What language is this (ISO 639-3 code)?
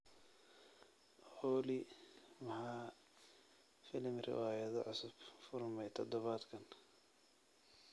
som